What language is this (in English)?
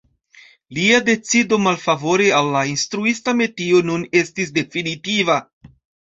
Esperanto